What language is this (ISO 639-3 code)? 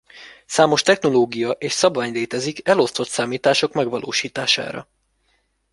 hun